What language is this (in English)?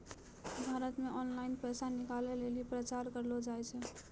Maithili